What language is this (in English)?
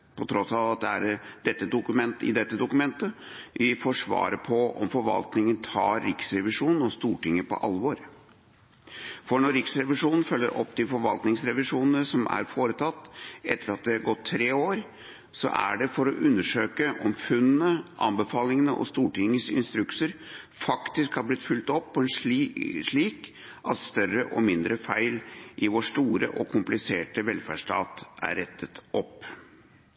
Norwegian Bokmål